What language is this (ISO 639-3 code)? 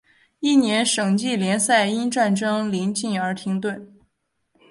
zho